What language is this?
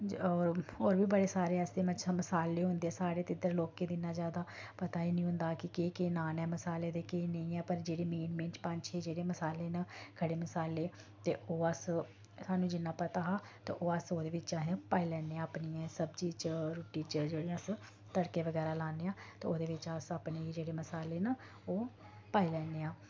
Dogri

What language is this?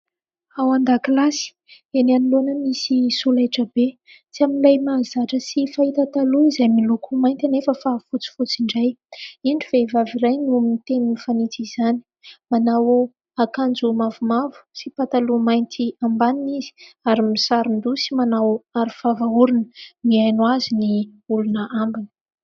Malagasy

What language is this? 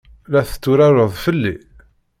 Kabyle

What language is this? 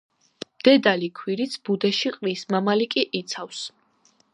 Georgian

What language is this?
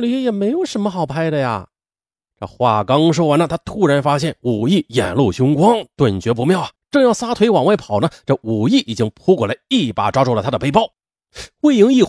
Chinese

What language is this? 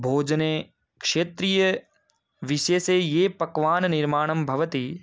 Sanskrit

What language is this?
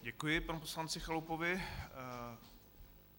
Czech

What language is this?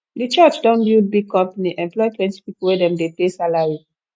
Nigerian Pidgin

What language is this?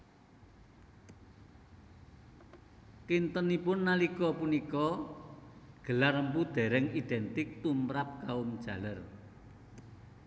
Javanese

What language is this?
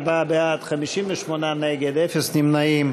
Hebrew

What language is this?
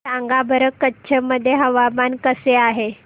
Marathi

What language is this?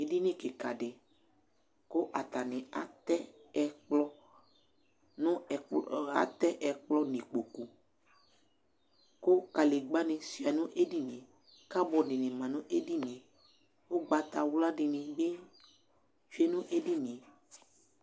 Ikposo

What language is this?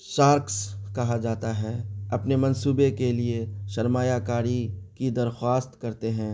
Urdu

